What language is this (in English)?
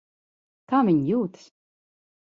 Latvian